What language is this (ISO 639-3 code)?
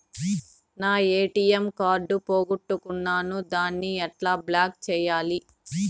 tel